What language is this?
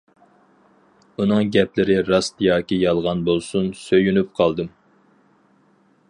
Uyghur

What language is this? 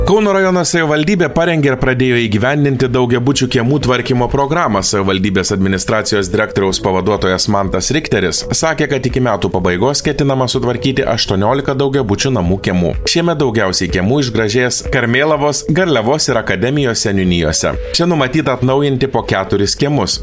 Lithuanian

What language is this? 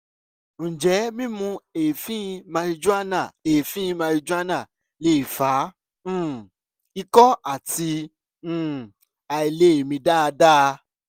Yoruba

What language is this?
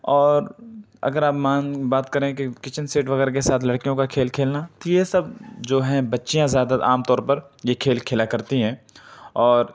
Urdu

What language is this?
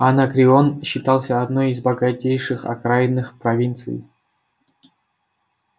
Russian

